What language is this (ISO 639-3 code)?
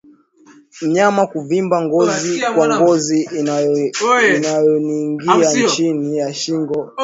swa